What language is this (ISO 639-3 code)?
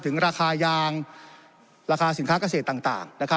tha